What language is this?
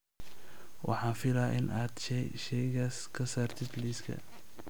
Somali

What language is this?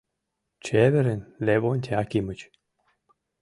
Mari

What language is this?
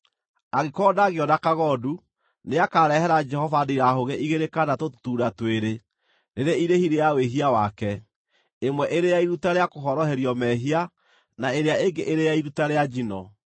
Kikuyu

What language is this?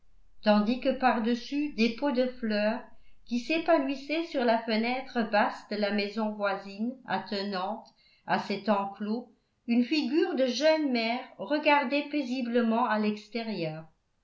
French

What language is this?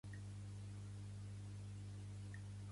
Catalan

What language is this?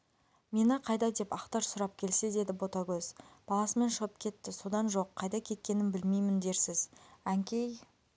Kazakh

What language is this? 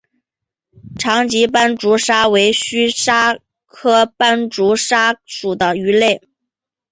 Chinese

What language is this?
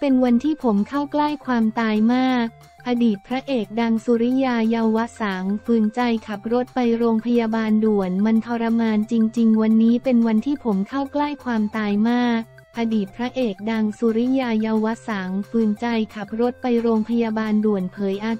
Thai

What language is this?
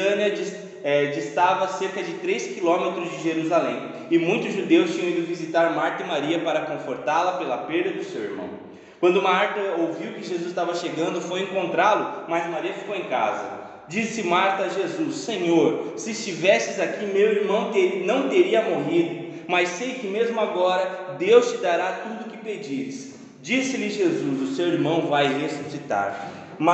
Portuguese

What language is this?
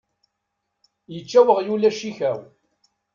Kabyle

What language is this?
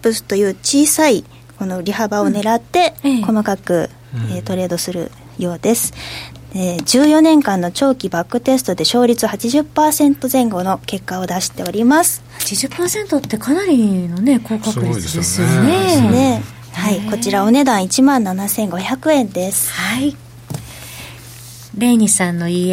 Japanese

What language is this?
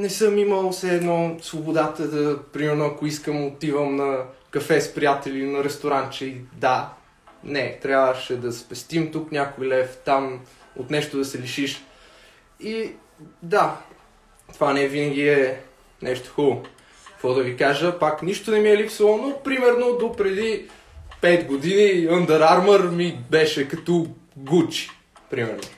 Bulgarian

